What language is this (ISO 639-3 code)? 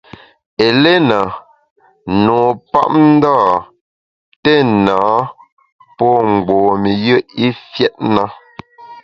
bax